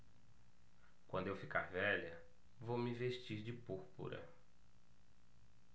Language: Portuguese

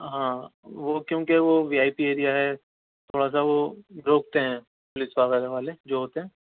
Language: Urdu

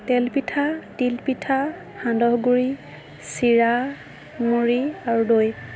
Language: Assamese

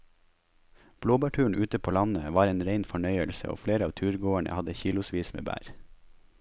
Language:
Norwegian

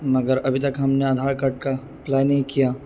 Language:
Urdu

